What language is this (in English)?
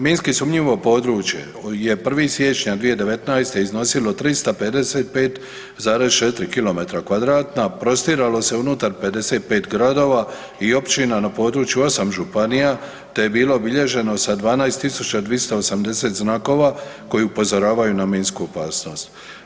Croatian